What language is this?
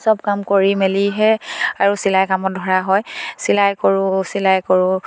Assamese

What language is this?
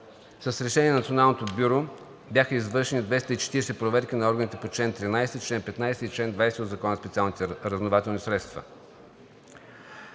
Bulgarian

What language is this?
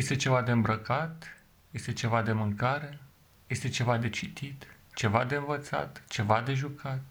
Romanian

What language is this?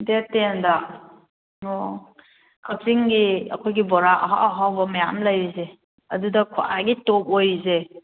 Manipuri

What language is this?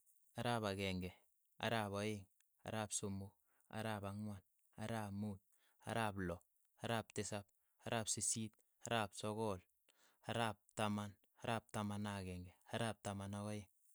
Keiyo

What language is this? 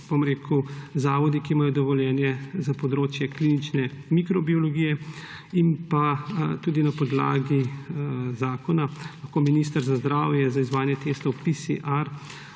Slovenian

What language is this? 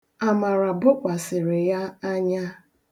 Igbo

